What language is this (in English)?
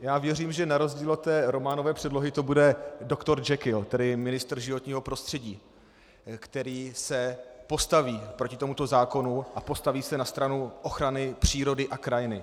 Czech